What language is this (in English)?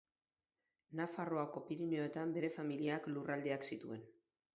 Basque